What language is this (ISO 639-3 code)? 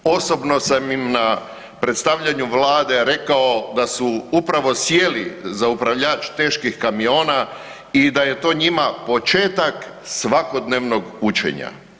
hrv